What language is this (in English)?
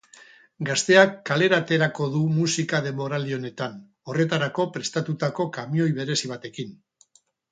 Basque